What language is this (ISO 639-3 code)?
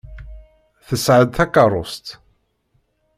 kab